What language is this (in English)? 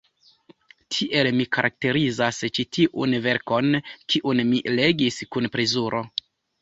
Esperanto